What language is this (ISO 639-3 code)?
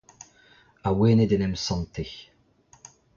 bre